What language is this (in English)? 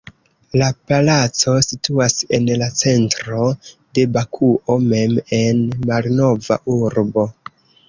Esperanto